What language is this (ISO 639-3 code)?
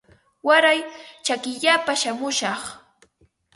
qva